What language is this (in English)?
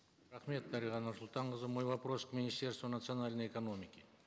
Kazakh